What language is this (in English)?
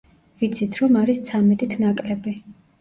Georgian